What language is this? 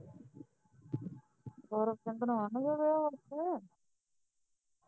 Punjabi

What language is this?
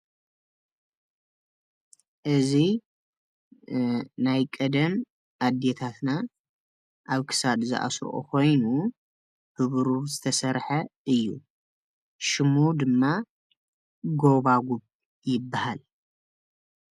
Tigrinya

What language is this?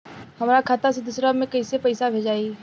Bhojpuri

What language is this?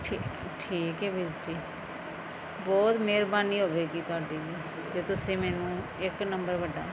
Punjabi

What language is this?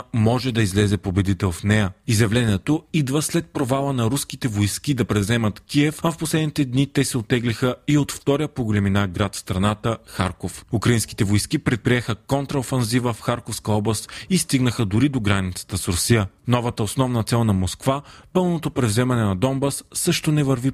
Bulgarian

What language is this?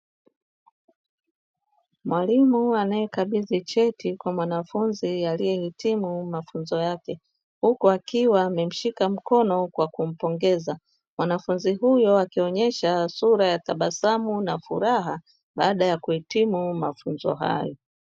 Swahili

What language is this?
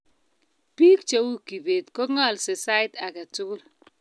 Kalenjin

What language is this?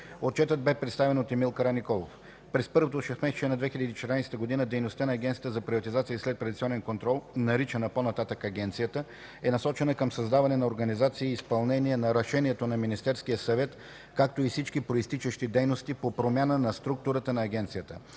Bulgarian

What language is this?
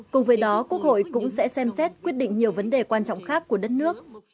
Vietnamese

